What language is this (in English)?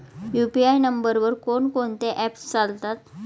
Marathi